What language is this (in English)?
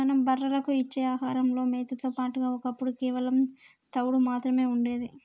Telugu